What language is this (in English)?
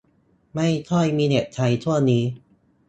Thai